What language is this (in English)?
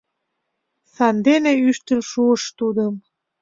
Mari